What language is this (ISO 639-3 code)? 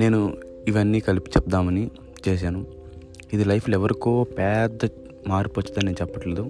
tel